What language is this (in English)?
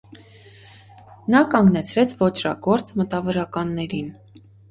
Armenian